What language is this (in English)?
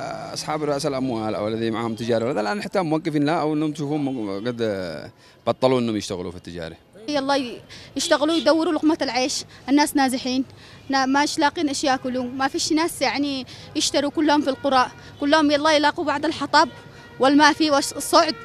Arabic